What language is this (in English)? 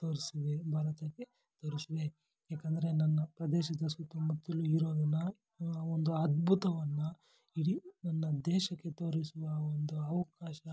Kannada